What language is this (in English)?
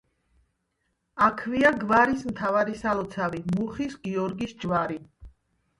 Georgian